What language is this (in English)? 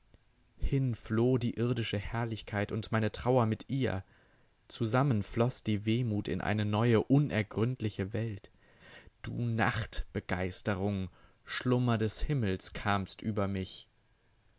German